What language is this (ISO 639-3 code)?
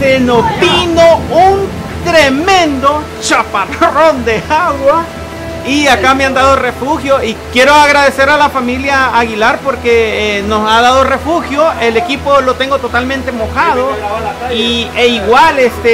spa